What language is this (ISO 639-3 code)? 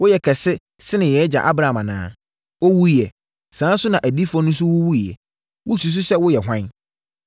aka